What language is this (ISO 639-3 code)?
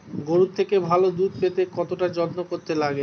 ben